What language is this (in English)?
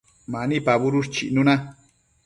Matsés